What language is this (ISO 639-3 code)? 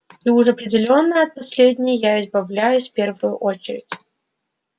rus